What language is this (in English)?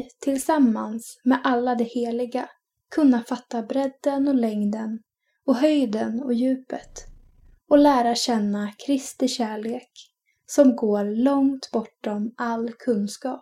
Swedish